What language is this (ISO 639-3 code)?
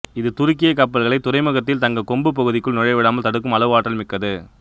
tam